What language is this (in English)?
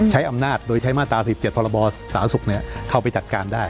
Thai